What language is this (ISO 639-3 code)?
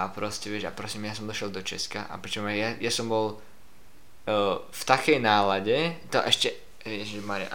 slk